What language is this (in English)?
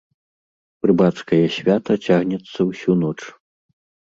Belarusian